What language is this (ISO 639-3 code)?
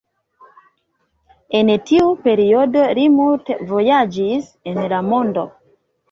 epo